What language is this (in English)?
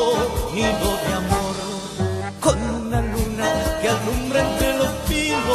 Arabic